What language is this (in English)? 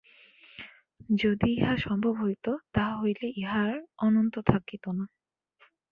Bangla